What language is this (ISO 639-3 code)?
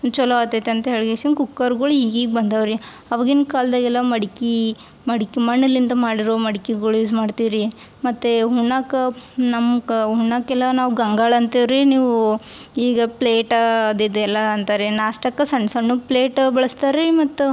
kan